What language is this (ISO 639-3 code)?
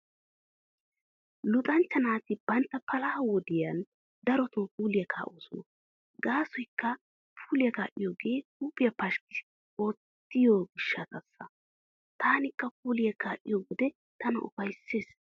wal